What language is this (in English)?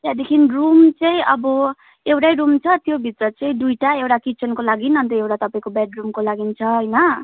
Nepali